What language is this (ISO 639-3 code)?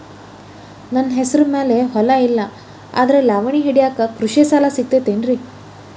kan